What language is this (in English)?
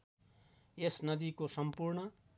Nepali